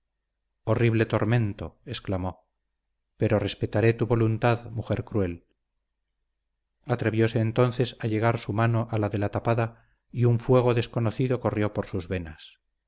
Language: Spanish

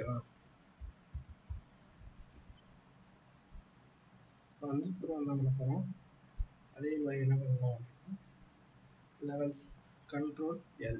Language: Tamil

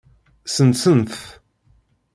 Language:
Kabyle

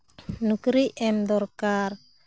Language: Santali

